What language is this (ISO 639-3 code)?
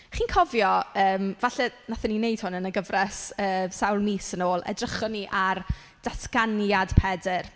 cym